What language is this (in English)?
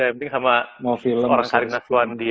Indonesian